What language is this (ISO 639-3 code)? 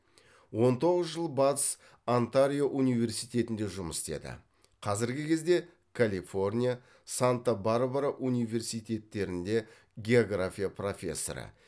kaz